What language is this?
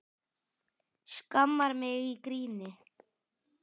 Icelandic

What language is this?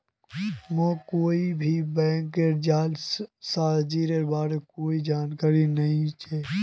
Magahi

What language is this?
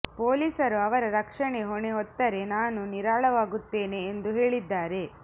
Kannada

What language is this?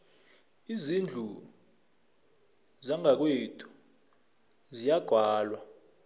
South Ndebele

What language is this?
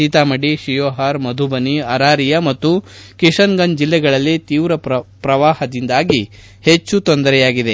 Kannada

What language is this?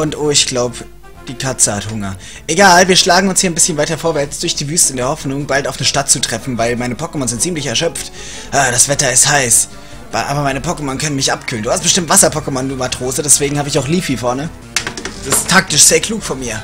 German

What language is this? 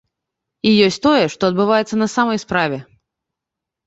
Belarusian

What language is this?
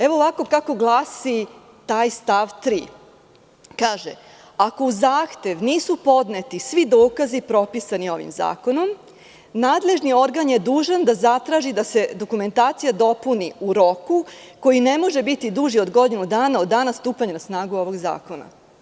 Serbian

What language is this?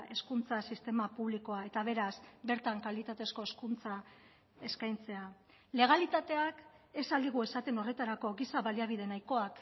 Basque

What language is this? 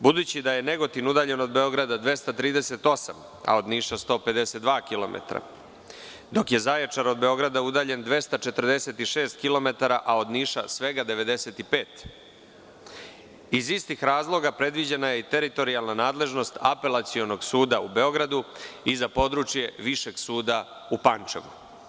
Serbian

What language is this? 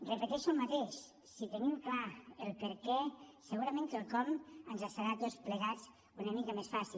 Catalan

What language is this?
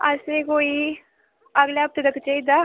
Dogri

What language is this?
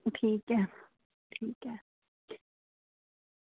Dogri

